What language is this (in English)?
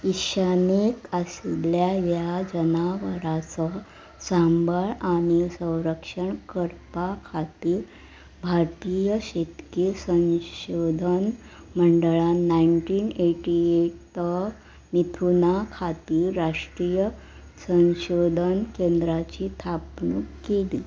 Konkani